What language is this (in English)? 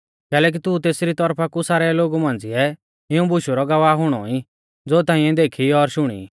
Mahasu Pahari